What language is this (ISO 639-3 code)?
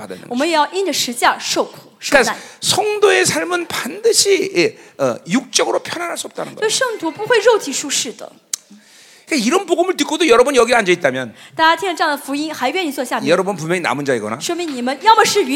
kor